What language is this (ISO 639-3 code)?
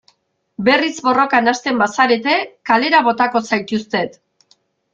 eus